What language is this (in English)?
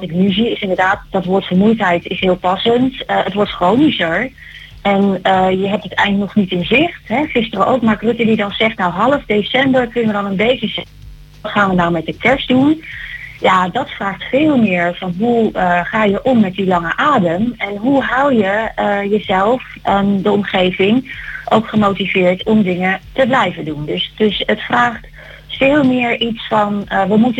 Dutch